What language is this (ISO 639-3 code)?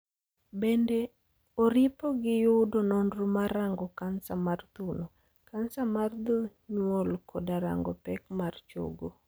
luo